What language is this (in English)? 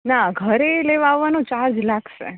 Gujarati